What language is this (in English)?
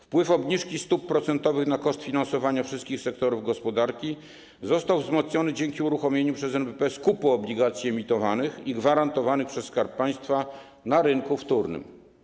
Polish